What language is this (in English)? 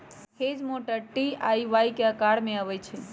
Magahi